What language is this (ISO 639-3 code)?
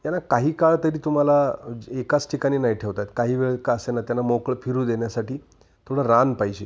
mar